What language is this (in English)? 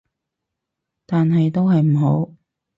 Cantonese